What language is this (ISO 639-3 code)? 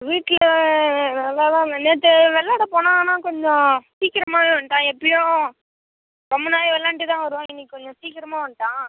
tam